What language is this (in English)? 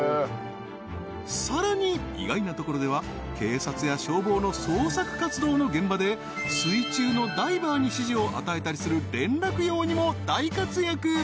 Japanese